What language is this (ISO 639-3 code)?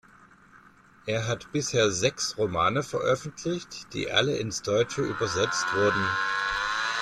deu